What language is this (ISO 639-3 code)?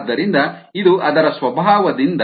kan